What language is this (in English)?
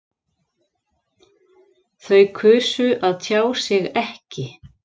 Icelandic